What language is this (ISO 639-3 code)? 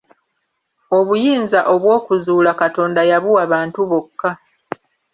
lug